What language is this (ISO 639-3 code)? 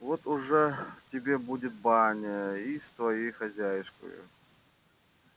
rus